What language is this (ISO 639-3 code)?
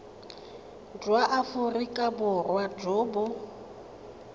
tsn